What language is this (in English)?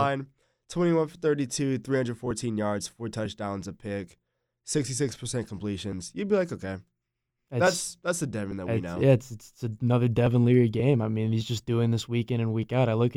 English